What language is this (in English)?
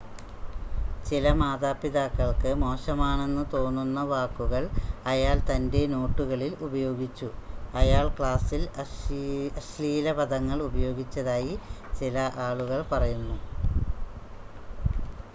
Malayalam